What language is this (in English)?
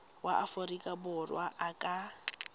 Tswana